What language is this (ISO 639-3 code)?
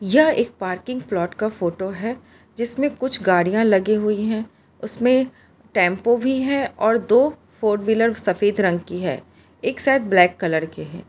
hin